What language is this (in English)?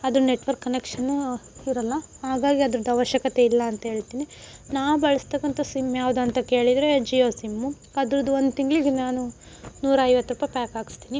Kannada